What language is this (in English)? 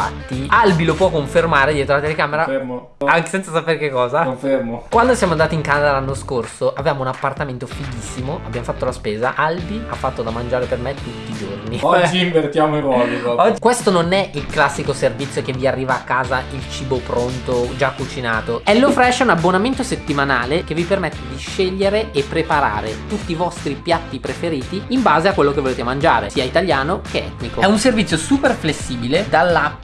Italian